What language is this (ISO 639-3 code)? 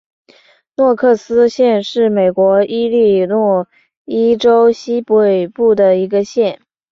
zho